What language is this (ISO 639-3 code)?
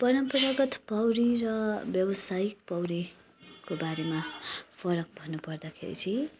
nep